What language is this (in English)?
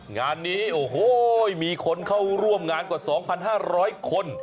Thai